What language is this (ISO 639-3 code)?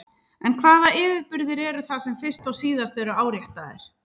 isl